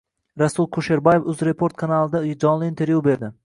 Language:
Uzbek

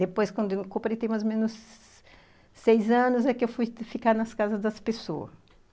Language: Portuguese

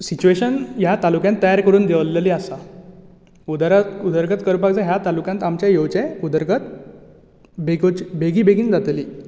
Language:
Konkani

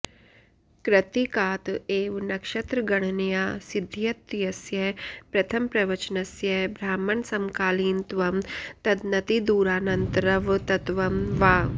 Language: Sanskrit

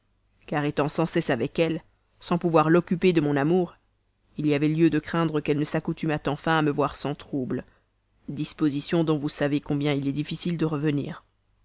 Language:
French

